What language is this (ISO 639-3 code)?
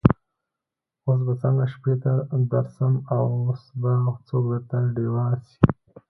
pus